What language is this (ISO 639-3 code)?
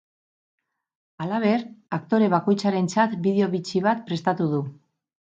eus